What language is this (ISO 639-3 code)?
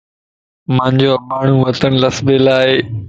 lss